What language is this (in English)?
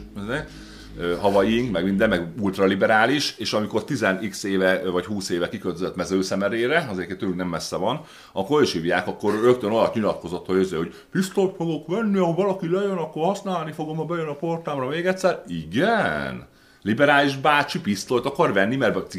Hungarian